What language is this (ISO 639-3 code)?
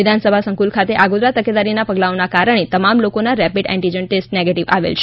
guj